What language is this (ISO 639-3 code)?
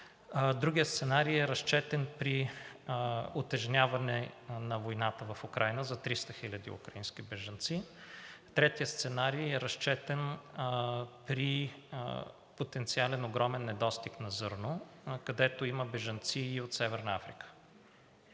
bul